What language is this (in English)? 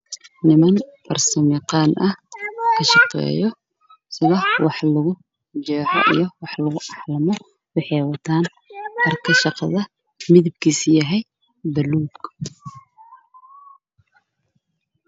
Somali